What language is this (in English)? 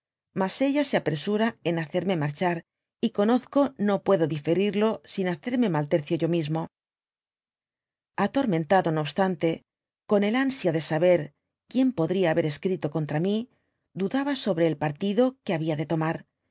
Spanish